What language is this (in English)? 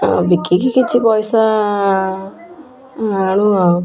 Odia